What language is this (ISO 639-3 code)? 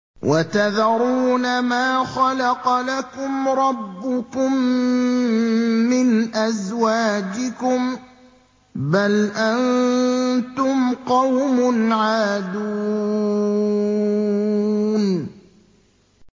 ara